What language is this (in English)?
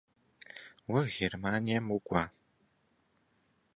Kabardian